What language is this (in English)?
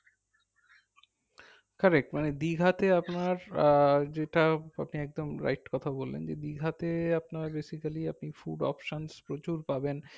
Bangla